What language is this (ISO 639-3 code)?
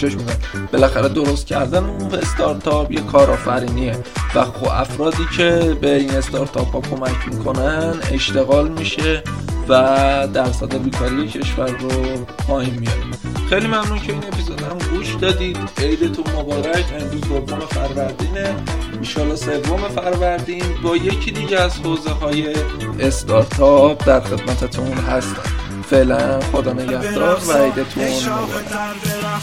fas